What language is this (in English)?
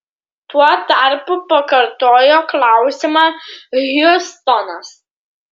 Lithuanian